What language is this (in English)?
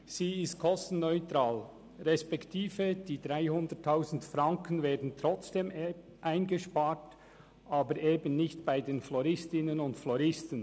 Swiss German